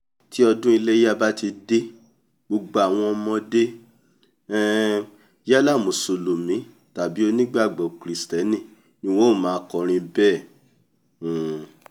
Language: Yoruba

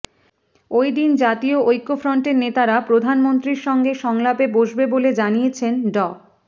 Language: Bangla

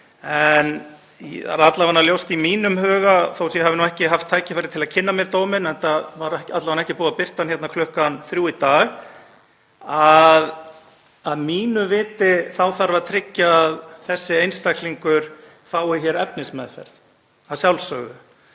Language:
Icelandic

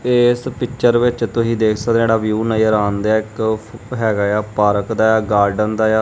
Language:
Punjabi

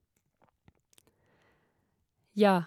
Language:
Norwegian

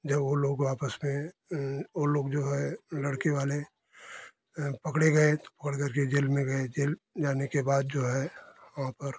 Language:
Hindi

